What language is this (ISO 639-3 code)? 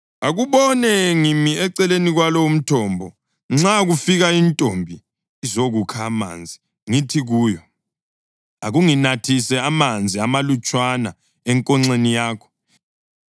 nde